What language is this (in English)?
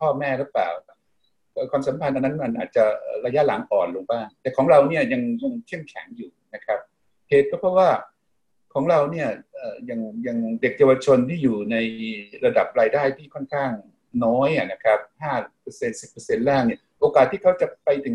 Thai